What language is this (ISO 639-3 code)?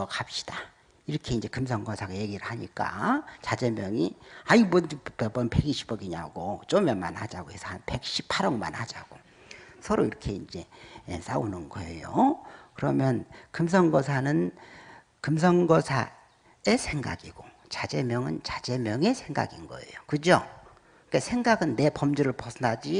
kor